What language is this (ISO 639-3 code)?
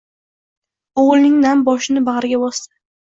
uzb